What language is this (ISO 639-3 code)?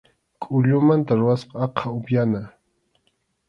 qxu